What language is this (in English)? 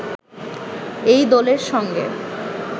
Bangla